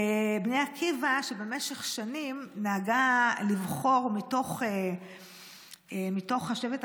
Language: Hebrew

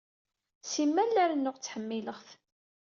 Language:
Kabyle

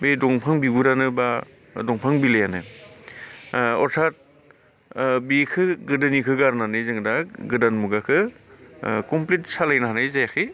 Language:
Bodo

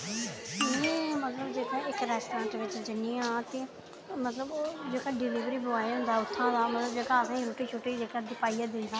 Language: Dogri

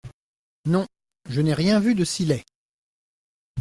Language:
French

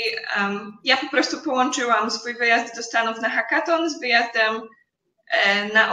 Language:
Polish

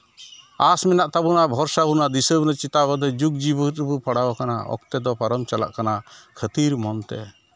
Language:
Santali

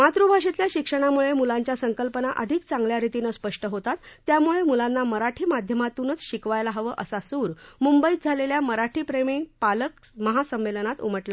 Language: Marathi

